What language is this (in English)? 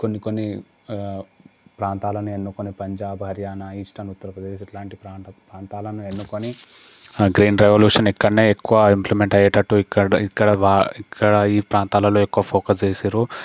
Telugu